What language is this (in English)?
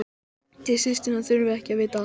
Icelandic